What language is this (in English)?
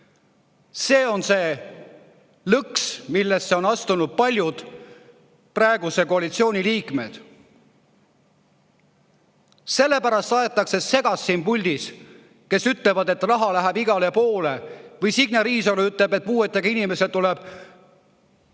Estonian